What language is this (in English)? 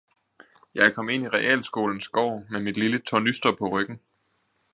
Danish